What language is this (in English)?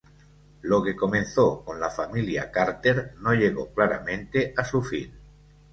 Spanish